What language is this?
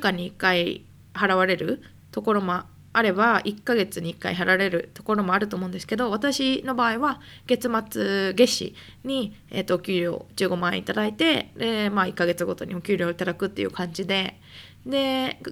Japanese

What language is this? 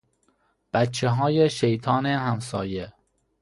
Persian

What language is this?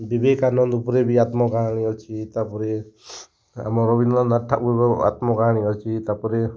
Odia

